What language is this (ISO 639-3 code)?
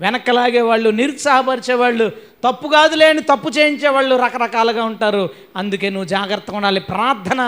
tel